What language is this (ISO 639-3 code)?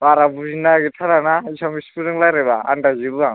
brx